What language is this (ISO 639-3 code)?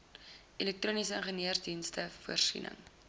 afr